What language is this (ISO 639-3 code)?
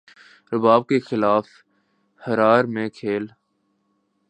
urd